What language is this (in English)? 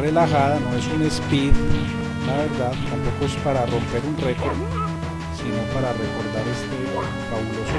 Spanish